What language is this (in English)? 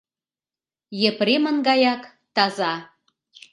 Mari